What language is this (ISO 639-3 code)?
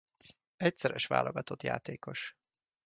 hun